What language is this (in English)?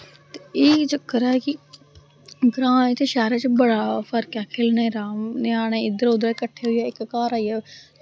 Dogri